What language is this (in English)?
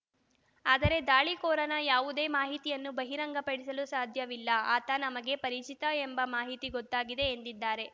Kannada